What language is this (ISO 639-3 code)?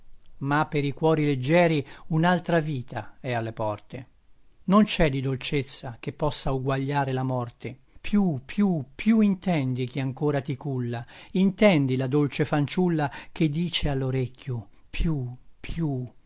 ita